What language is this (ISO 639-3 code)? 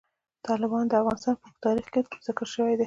pus